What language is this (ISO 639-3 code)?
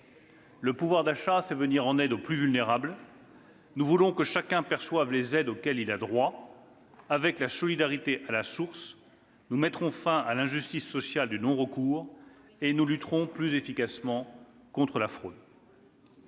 fra